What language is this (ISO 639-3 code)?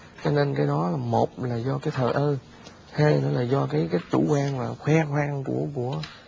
vie